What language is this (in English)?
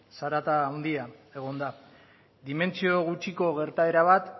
Basque